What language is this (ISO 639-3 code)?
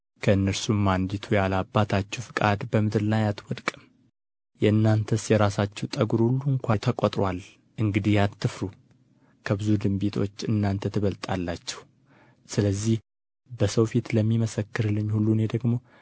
amh